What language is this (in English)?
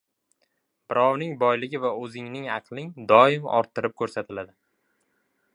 Uzbek